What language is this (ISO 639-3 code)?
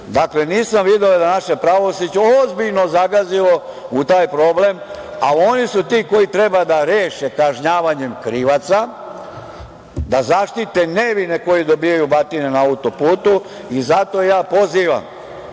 srp